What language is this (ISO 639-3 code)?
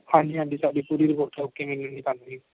pan